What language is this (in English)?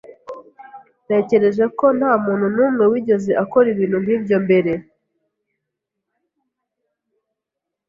Kinyarwanda